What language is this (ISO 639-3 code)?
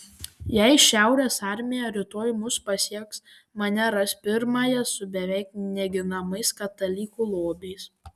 lit